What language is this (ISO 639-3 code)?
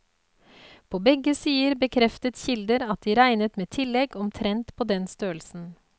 nor